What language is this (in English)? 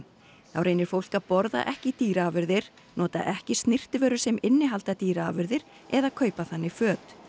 Icelandic